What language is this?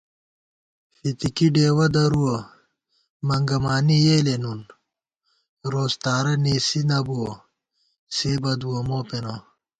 Gawar-Bati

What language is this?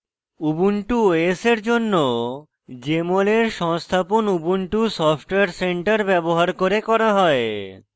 Bangla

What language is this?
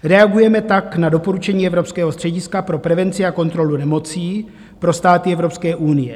Czech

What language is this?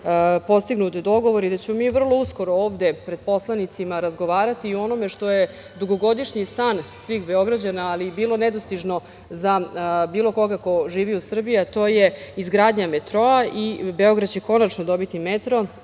Serbian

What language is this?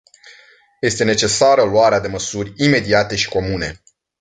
Romanian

